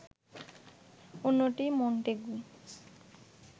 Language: Bangla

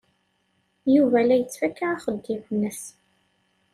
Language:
Kabyle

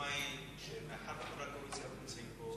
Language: Hebrew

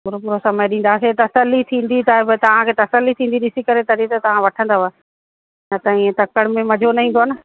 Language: Sindhi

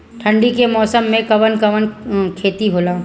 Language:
Bhojpuri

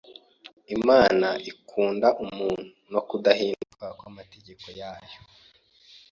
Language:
Kinyarwanda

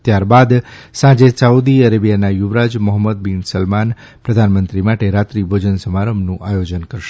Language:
Gujarati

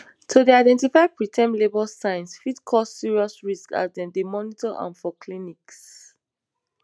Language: Nigerian Pidgin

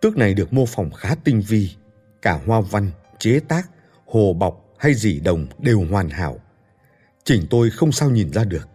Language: Vietnamese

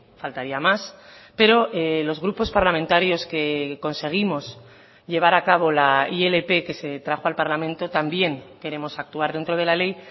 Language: Spanish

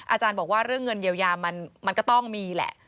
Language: Thai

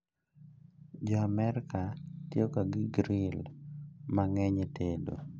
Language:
Luo (Kenya and Tanzania)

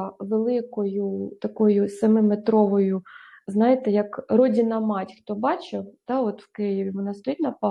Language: Ukrainian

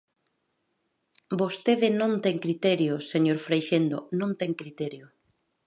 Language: Galician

